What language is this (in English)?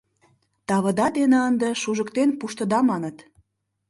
Mari